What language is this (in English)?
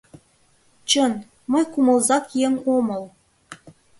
Mari